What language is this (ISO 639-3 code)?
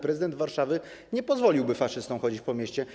pol